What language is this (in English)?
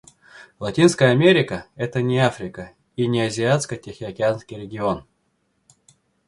Russian